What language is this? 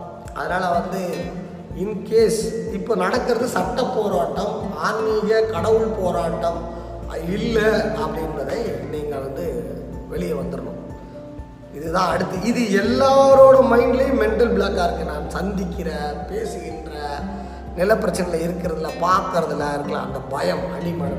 Tamil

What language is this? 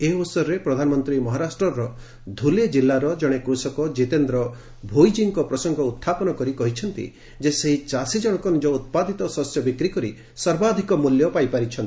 Odia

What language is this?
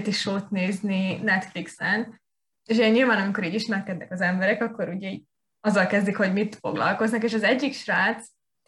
Hungarian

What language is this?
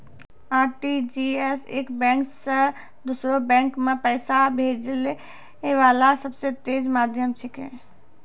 Maithili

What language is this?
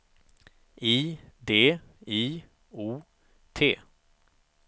Swedish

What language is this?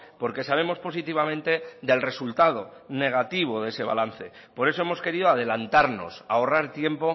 Spanish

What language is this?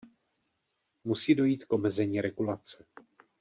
Czech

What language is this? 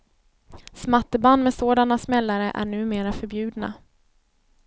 Swedish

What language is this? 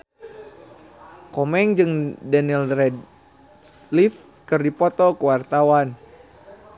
Sundanese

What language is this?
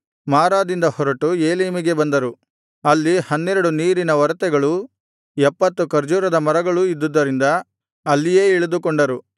Kannada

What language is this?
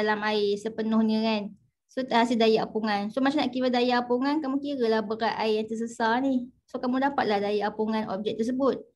Malay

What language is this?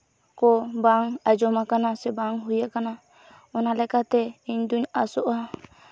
Santali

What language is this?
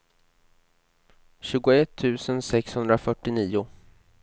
Swedish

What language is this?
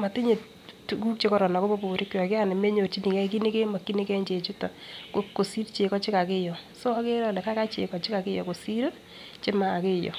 Kalenjin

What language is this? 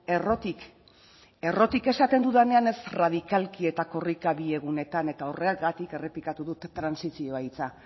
Basque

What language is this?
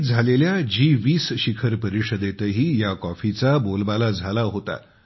Marathi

